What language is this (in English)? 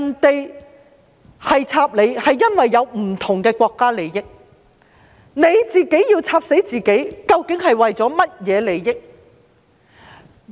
Cantonese